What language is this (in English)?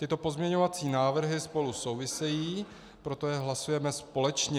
Czech